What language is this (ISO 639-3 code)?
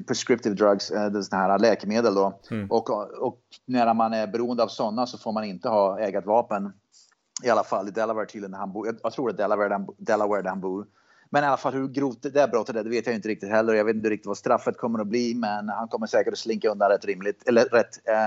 swe